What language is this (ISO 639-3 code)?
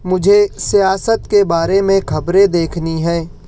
urd